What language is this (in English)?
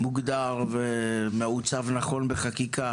Hebrew